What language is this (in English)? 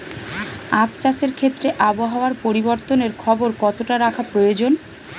Bangla